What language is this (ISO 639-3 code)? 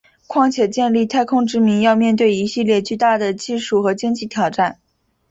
zho